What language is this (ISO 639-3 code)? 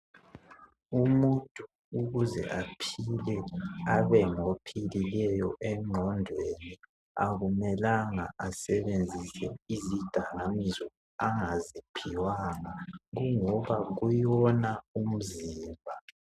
nde